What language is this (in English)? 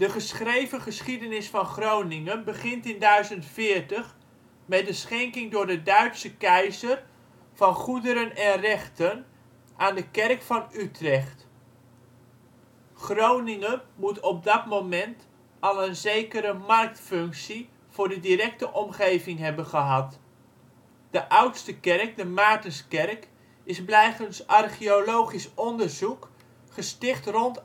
Dutch